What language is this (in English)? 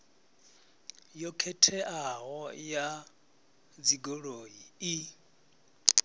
Venda